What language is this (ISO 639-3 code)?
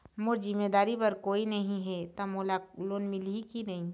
hne